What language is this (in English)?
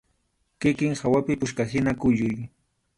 Arequipa-La Unión Quechua